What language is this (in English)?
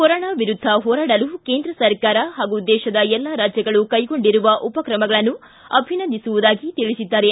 Kannada